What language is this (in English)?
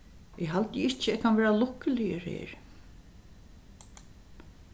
Faroese